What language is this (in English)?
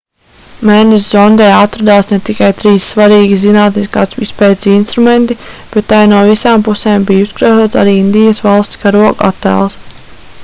Latvian